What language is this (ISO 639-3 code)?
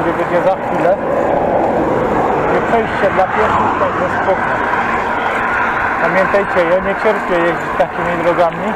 pol